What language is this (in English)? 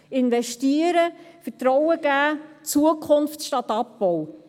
Swiss German